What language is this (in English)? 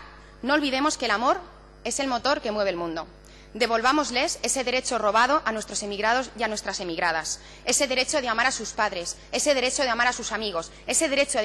Spanish